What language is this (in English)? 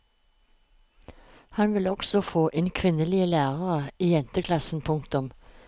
Norwegian